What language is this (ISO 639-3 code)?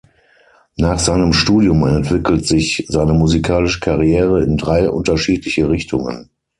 deu